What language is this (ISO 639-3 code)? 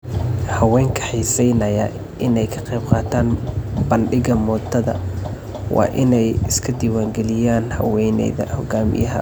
som